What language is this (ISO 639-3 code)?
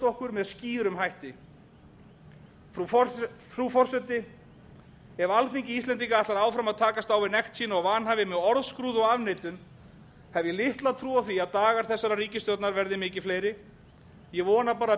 isl